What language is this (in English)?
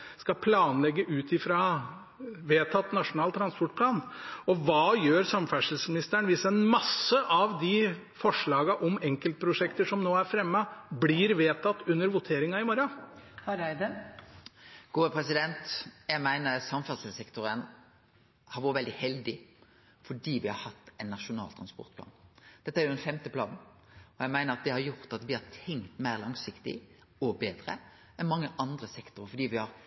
Norwegian